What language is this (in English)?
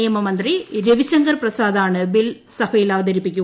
Malayalam